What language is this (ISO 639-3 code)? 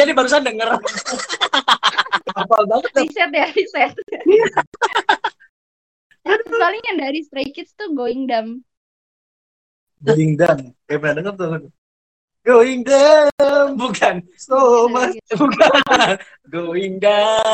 ind